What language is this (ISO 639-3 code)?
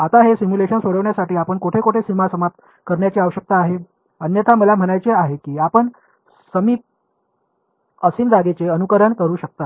mar